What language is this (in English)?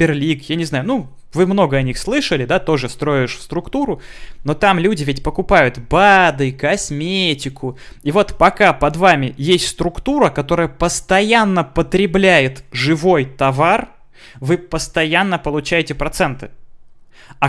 Russian